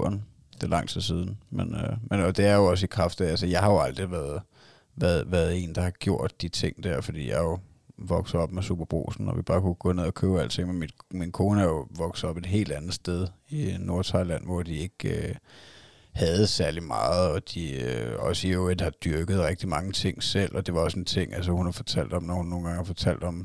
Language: Danish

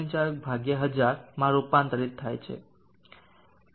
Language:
Gujarati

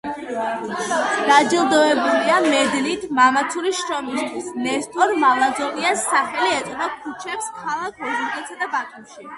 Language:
Georgian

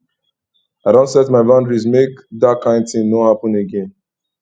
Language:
Nigerian Pidgin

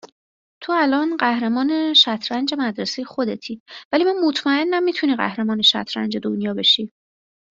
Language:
Persian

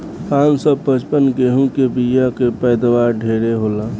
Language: Bhojpuri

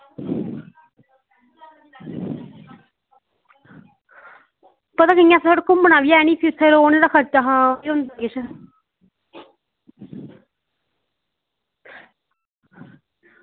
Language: Dogri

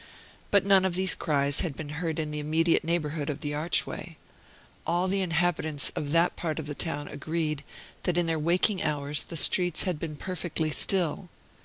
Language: English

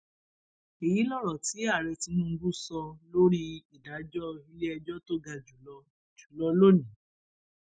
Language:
Yoruba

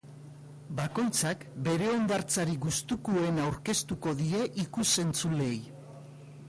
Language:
Basque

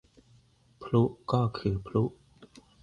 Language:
Thai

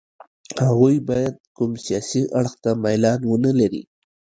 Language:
Pashto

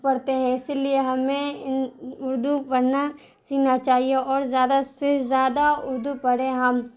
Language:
Urdu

